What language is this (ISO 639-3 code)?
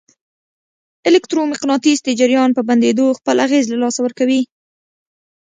pus